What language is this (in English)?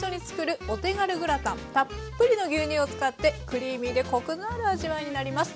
Japanese